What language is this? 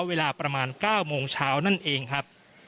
Thai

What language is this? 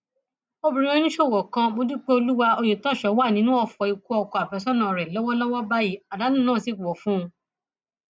Yoruba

